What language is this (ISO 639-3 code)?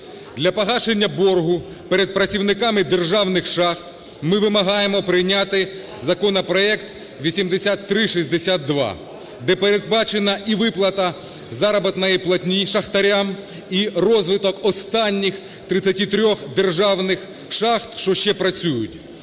ukr